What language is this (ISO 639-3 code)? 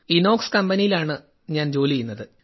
mal